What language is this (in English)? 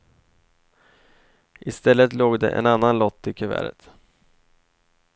Swedish